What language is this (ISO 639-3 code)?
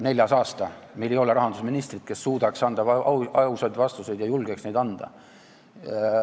est